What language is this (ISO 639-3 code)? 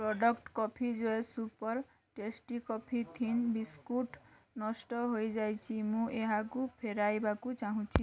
ori